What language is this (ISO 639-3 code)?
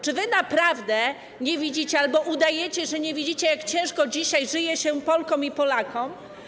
pol